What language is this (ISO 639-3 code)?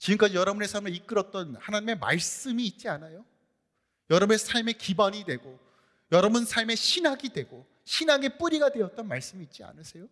kor